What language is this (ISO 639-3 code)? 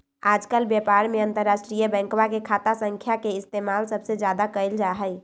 mag